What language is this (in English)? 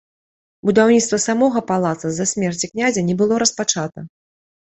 Belarusian